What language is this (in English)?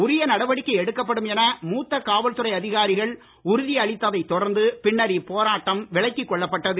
Tamil